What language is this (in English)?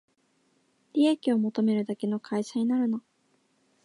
Japanese